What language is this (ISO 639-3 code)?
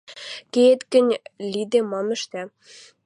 mrj